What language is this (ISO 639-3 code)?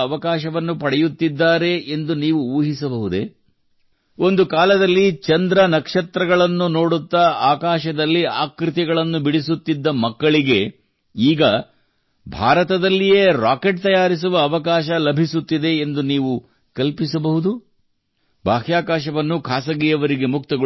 kan